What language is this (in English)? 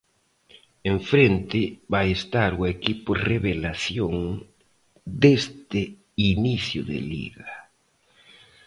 Galician